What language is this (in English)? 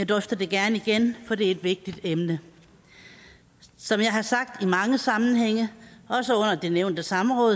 Danish